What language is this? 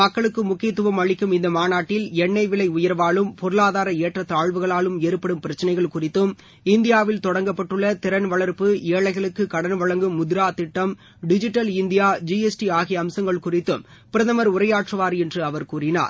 Tamil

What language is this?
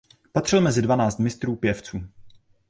Czech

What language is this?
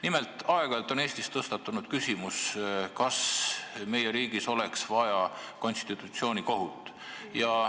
Estonian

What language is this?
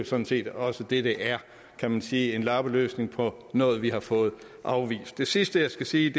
Danish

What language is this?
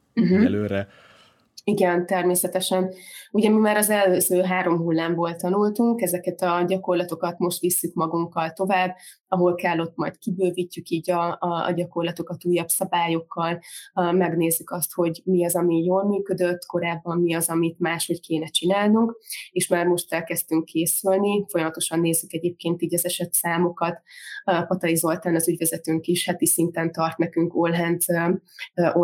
Hungarian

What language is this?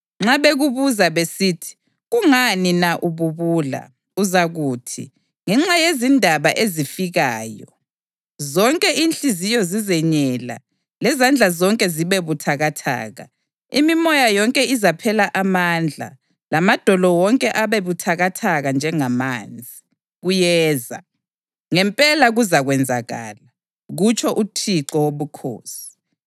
North Ndebele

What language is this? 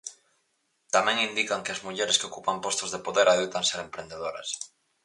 Galician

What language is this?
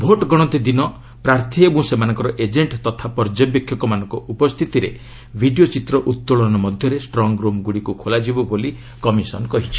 Odia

